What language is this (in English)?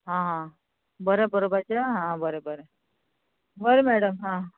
Konkani